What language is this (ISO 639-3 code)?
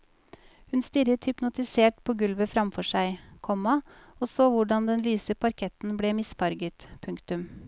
nor